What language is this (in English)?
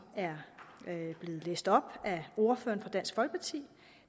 Danish